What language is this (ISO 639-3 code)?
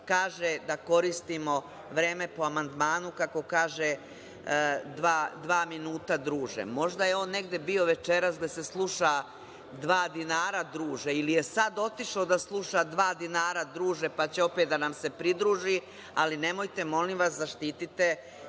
srp